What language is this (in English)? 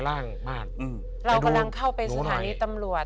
Thai